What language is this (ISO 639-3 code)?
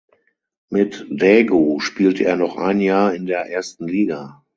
deu